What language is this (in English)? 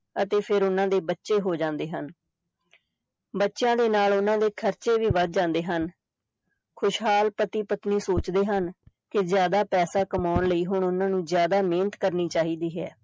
Punjabi